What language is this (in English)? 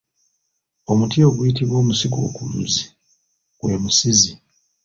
Ganda